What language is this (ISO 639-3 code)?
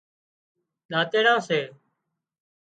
kxp